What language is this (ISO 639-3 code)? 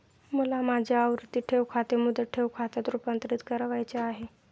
mar